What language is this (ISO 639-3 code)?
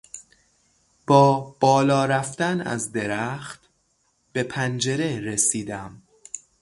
fas